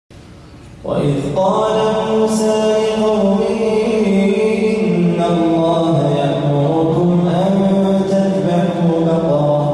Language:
Arabic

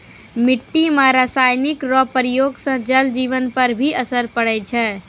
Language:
Maithili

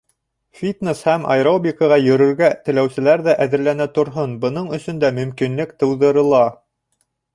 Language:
Bashkir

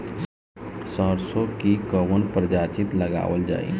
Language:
Bhojpuri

